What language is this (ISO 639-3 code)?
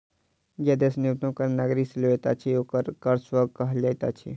mai